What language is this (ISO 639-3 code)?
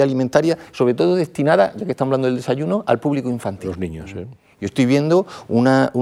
spa